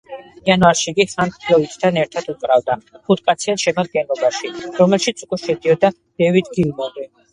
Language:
Georgian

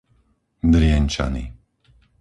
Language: Slovak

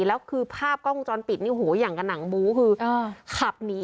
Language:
Thai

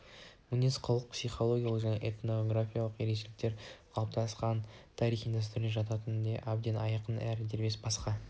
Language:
Kazakh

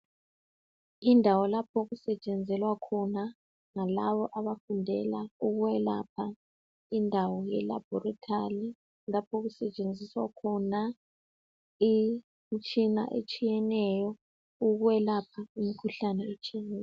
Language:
North Ndebele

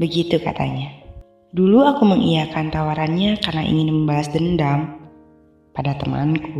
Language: Indonesian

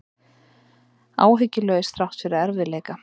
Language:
Icelandic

